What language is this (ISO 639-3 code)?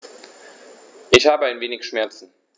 deu